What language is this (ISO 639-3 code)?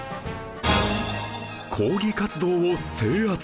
jpn